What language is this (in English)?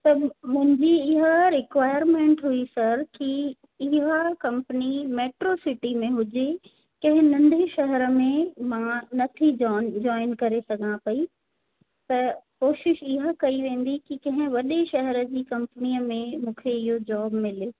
Sindhi